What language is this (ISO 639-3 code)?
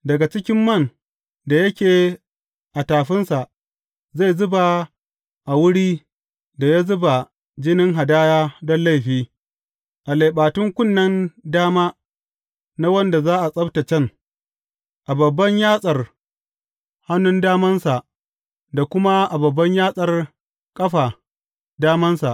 hau